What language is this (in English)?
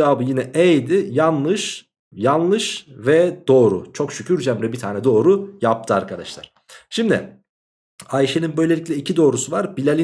Turkish